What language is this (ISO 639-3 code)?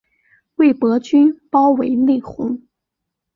zho